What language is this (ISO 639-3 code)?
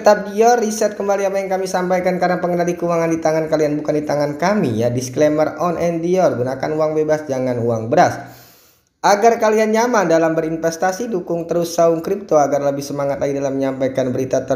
ind